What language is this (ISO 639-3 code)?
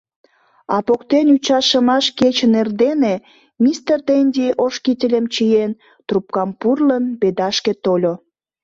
chm